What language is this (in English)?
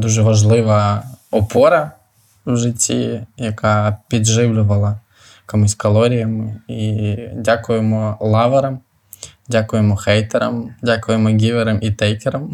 Ukrainian